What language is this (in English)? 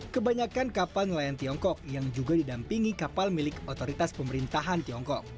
Indonesian